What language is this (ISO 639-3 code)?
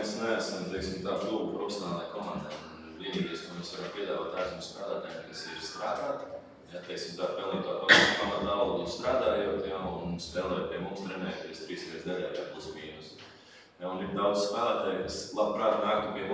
lav